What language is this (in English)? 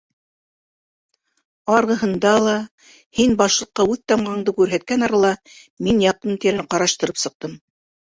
Bashkir